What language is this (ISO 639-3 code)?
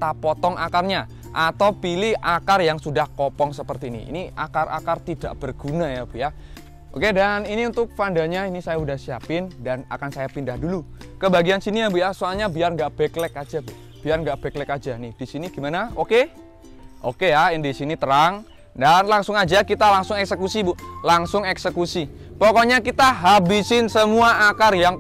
ind